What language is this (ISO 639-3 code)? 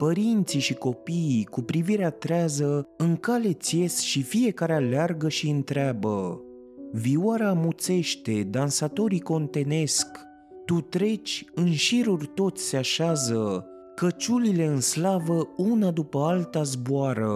ron